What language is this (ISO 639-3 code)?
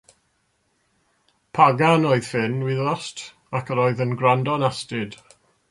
cym